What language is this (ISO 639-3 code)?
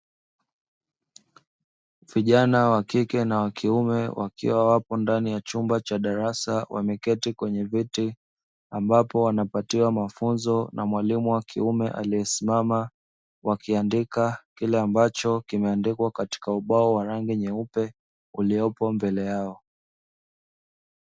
swa